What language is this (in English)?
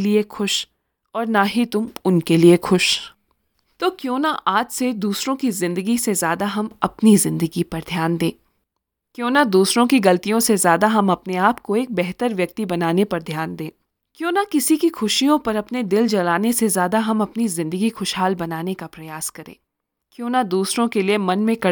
Hindi